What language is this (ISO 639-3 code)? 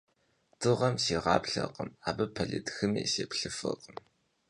kbd